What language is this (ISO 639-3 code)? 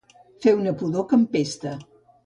cat